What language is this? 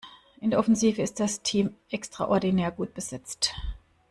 German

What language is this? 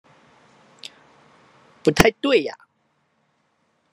Chinese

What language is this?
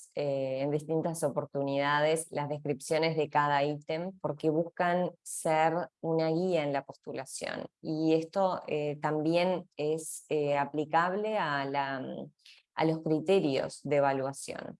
Spanish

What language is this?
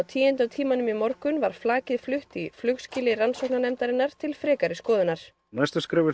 Icelandic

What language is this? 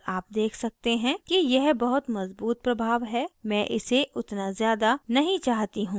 Hindi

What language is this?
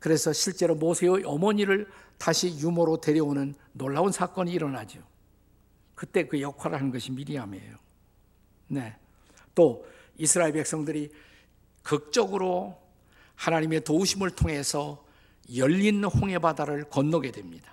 Korean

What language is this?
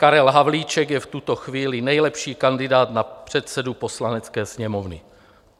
Czech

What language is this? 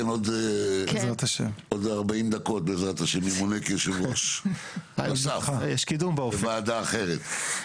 Hebrew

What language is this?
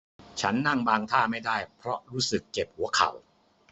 Thai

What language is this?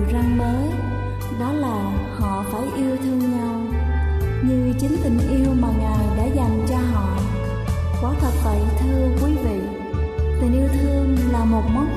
Vietnamese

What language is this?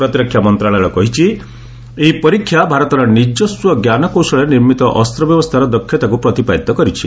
Odia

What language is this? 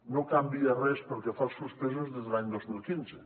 Catalan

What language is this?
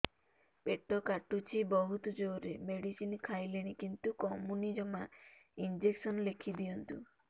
Odia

